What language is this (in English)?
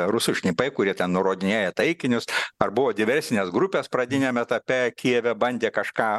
Lithuanian